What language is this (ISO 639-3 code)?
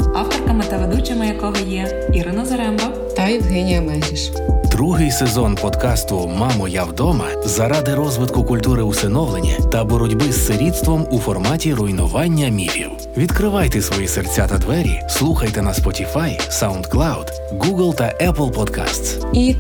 ukr